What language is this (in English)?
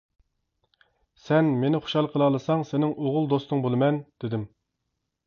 Uyghur